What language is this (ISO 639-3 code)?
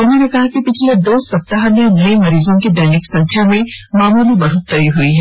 hin